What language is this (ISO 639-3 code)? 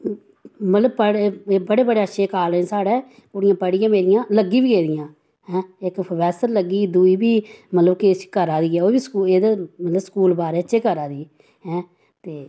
doi